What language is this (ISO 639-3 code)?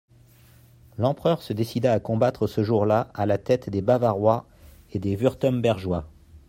fra